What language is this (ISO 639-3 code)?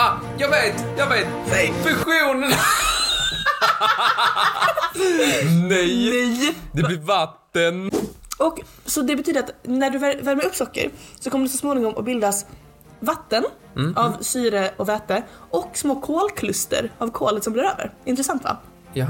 swe